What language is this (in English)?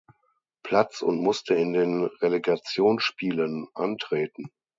German